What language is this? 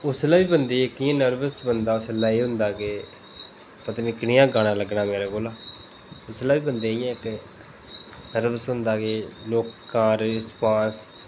Dogri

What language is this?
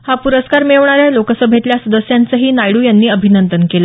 Marathi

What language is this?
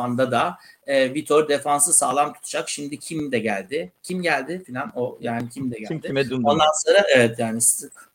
Turkish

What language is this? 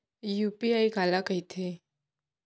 Chhattisgarhi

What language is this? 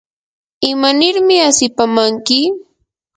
Yanahuanca Pasco Quechua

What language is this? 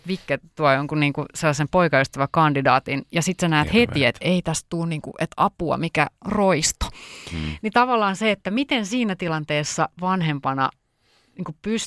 Finnish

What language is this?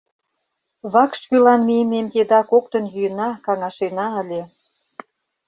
Mari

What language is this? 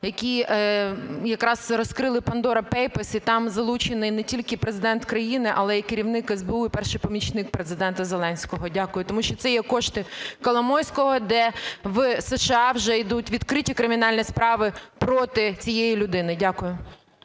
Ukrainian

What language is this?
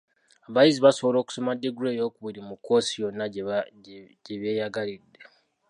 Ganda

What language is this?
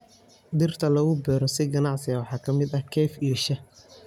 Somali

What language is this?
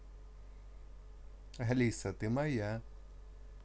Russian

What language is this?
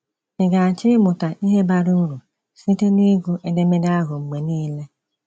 Igbo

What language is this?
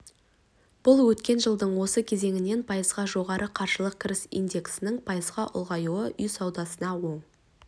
Kazakh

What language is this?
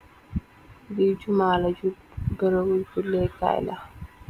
Wolof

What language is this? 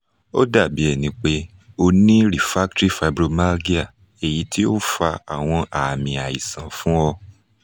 Yoruba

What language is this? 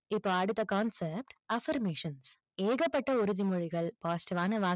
Tamil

